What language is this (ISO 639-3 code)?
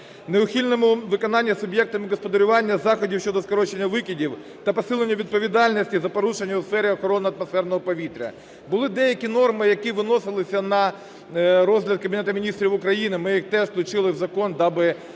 ukr